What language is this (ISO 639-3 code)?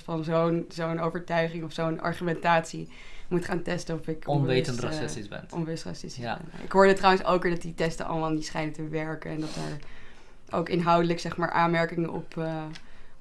nld